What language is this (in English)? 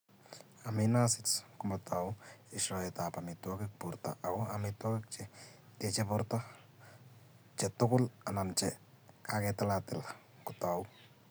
Kalenjin